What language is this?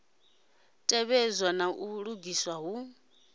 Venda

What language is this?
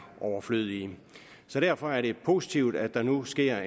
Danish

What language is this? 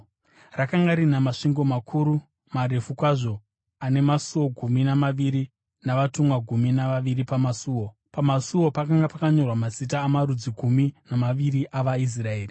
Shona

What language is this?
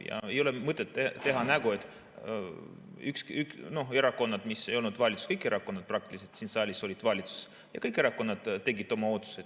Estonian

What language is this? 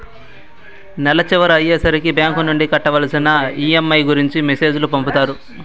Telugu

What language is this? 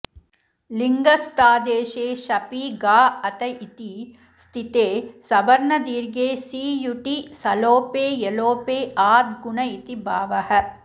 Sanskrit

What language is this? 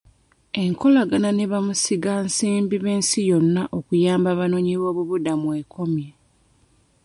Ganda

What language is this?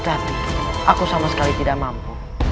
Indonesian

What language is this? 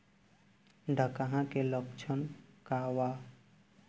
Bhojpuri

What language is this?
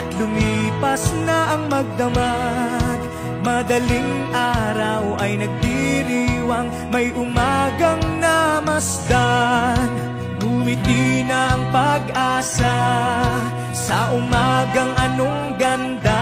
Thai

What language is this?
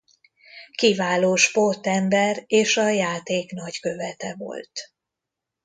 Hungarian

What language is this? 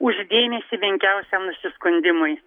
Lithuanian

